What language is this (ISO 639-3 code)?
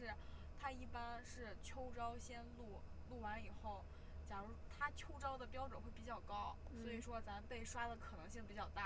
zho